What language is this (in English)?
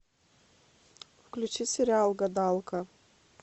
Russian